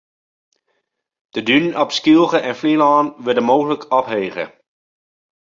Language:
Western Frisian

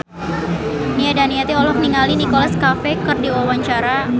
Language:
Sundanese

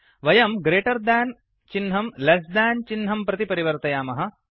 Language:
Sanskrit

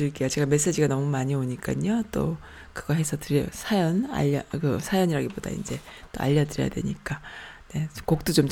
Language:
Korean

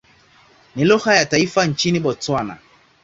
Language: Swahili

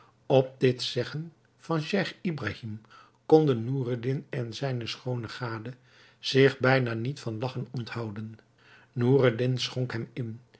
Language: Dutch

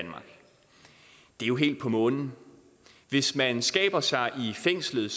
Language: Danish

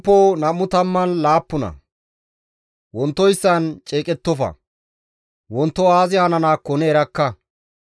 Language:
Gamo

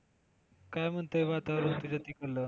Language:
Marathi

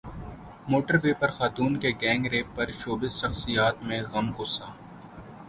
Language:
Urdu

